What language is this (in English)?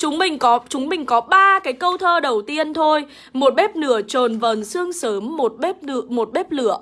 Vietnamese